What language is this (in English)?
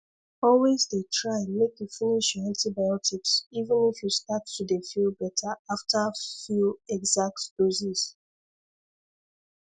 Nigerian Pidgin